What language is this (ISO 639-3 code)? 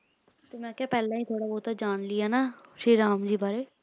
pan